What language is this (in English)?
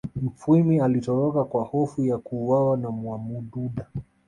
Swahili